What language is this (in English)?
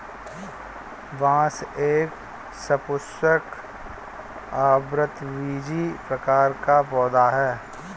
Hindi